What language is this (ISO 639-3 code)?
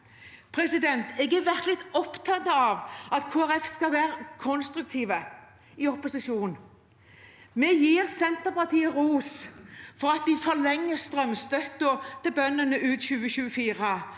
nor